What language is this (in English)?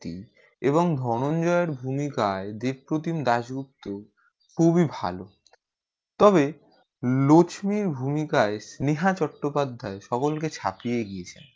Bangla